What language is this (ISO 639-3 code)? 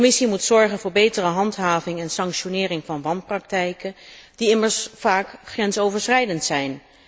nld